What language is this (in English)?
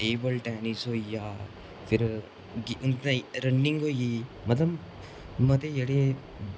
Dogri